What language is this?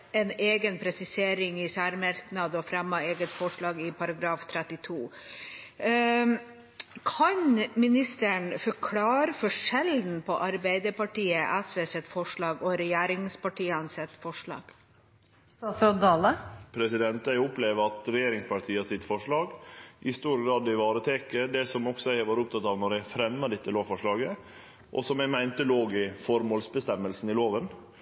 Norwegian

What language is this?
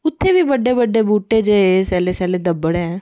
Dogri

